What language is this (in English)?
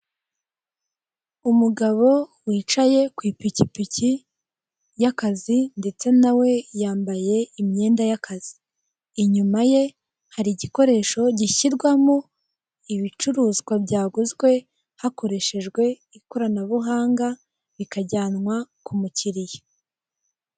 Kinyarwanda